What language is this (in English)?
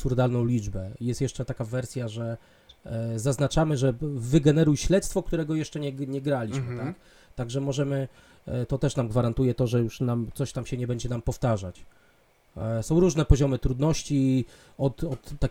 Polish